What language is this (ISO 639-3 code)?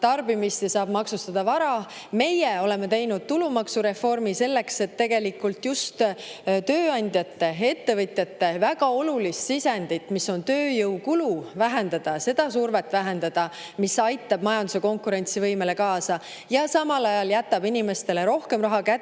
est